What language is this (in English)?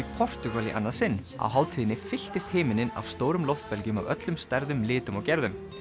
Icelandic